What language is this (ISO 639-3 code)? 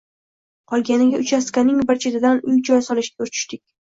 uzb